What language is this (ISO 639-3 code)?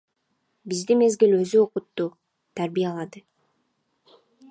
kir